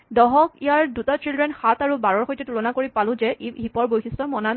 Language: Assamese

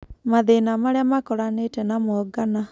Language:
Kikuyu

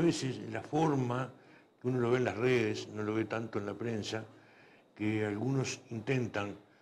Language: Spanish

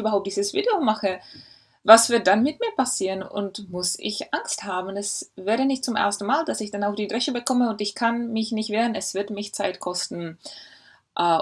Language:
German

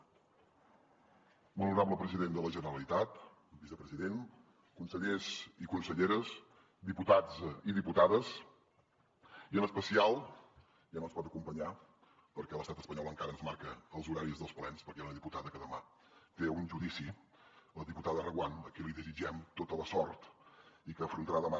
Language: Catalan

